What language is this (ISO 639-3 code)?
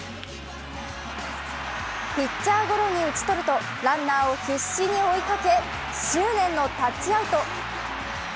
jpn